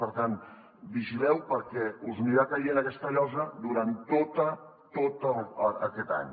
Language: Catalan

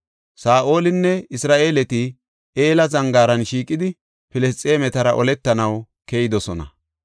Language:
Gofa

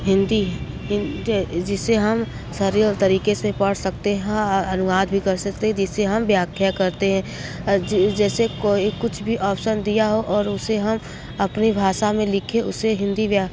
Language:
Hindi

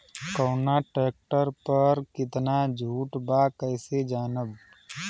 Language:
Bhojpuri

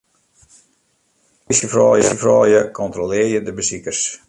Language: Western Frisian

